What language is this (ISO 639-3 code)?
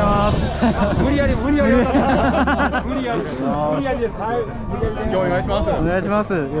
jpn